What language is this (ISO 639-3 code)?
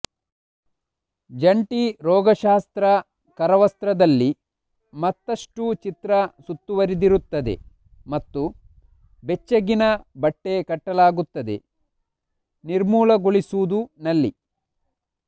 kan